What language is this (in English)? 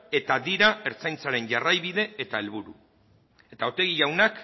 Basque